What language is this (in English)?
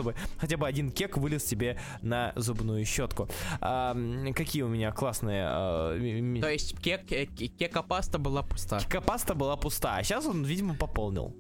Russian